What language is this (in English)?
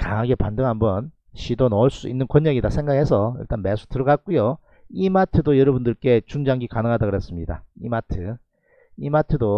Korean